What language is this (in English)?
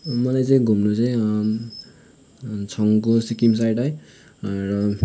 Nepali